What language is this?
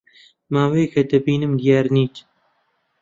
Central Kurdish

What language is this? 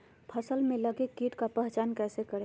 Magahi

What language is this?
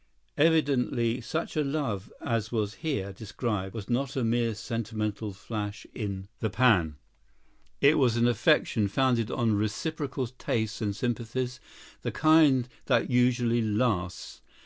English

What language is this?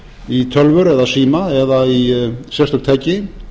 Icelandic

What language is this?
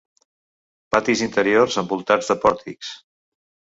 Catalan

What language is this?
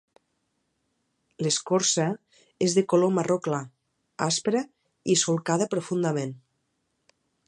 Catalan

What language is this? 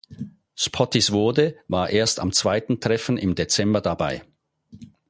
German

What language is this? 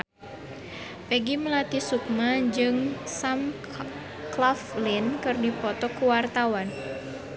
Sundanese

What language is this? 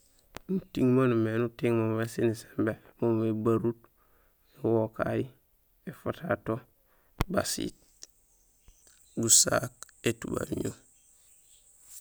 Gusilay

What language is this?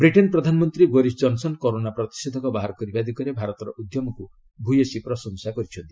Odia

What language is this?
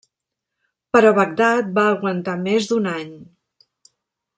Catalan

